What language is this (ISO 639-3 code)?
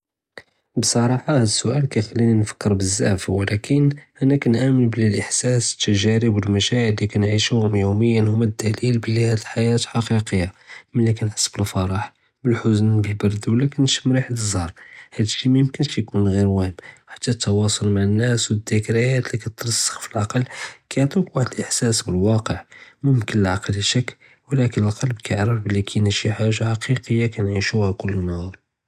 jrb